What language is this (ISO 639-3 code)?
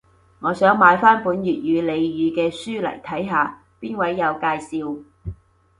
yue